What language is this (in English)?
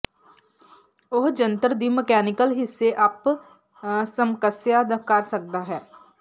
Punjabi